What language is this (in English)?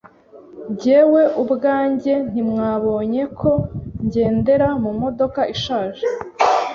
Kinyarwanda